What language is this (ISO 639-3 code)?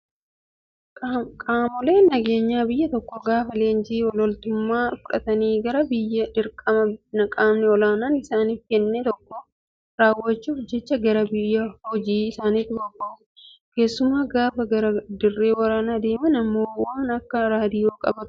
orm